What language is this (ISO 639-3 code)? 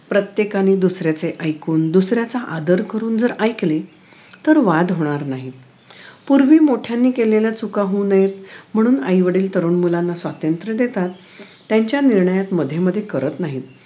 mar